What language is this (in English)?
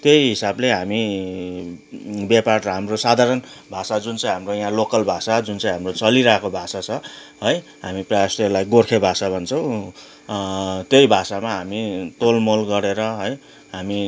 Nepali